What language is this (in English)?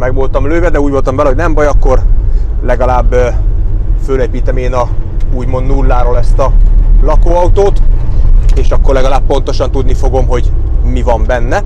Hungarian